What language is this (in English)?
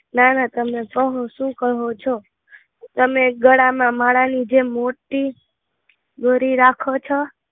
Gujarati